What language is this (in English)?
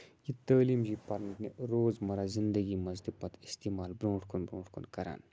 Kashmiri